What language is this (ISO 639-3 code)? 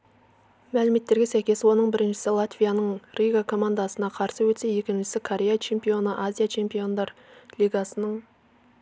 kaz